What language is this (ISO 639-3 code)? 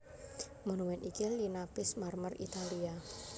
jav